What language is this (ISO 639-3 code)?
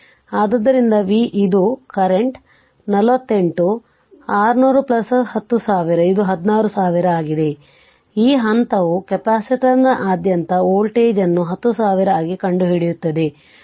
kan